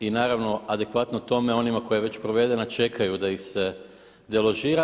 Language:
Croatian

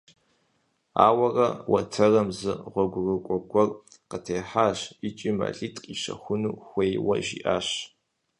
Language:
Kabardian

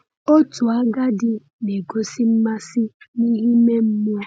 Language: Igbo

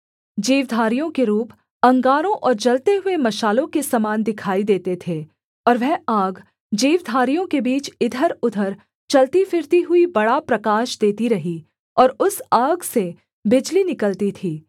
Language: Hindi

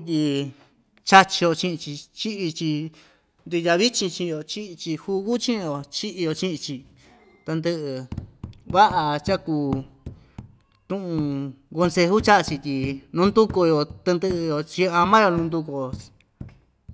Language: Ixtayutla Mixtec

